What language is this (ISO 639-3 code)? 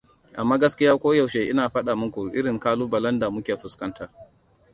hau